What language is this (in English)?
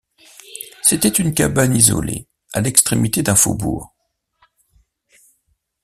French